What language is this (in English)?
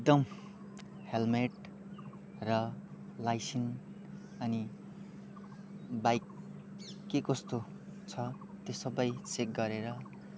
Nepali